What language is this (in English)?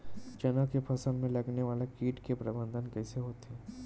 Chhattisgarhi